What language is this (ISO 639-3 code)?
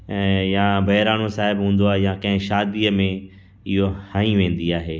snd